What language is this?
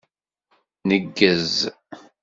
Kabyle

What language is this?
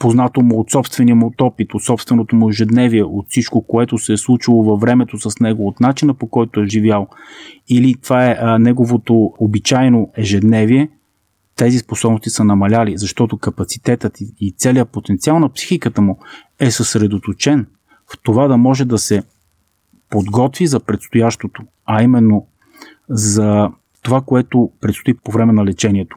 Bulgarian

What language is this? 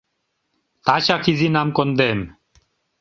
Mari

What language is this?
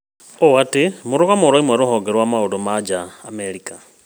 Kikuyu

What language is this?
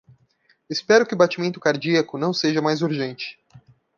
Portuguese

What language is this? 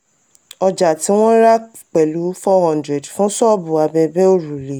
Yoruba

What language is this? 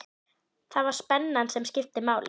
Icelandic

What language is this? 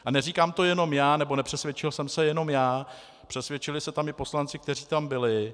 Czech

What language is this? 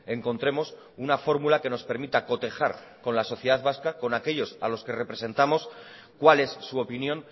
Spanish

